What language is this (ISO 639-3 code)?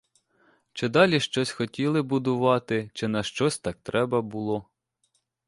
ukr